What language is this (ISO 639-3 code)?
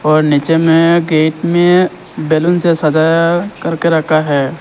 hin